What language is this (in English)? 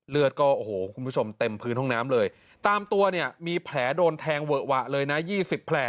Thai